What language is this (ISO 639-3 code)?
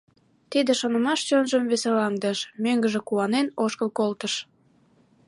chm